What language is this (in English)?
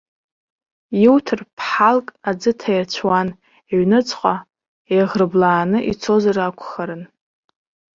Abkhazian